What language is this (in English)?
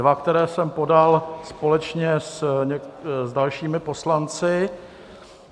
Czech